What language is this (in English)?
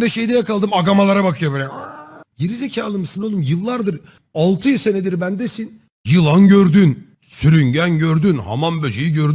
Turkish